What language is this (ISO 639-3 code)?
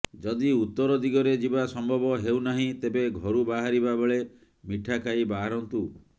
ori